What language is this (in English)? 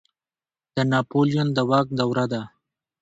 Pashto